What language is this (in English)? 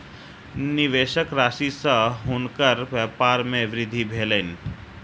Maithili